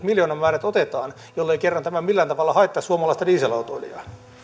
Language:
Finnish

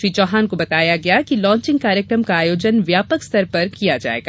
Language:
Hindi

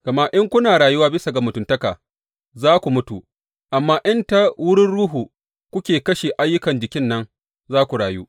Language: Hausa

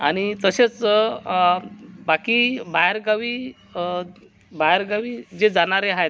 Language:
Marathi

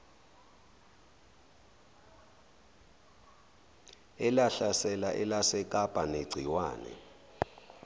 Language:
Zulu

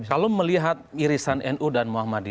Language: Indonesian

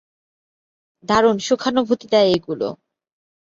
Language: Bangla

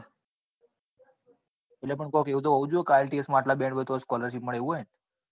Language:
Gujarati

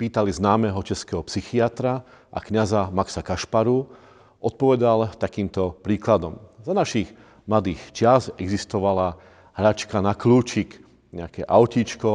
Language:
Slovak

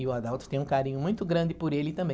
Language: Portuguese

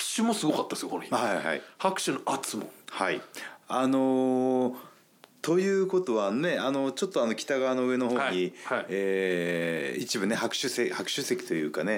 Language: Japanese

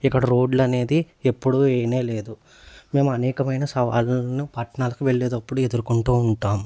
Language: Telugu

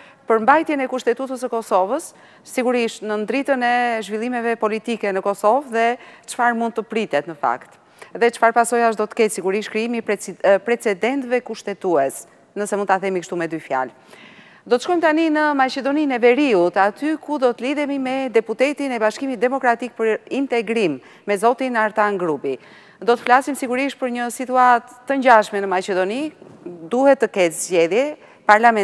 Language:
Romanian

